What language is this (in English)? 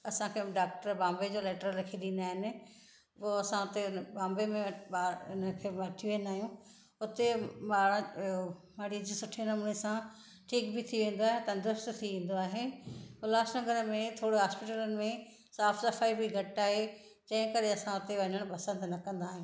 Sindhi